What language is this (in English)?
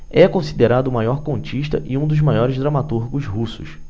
Portuguese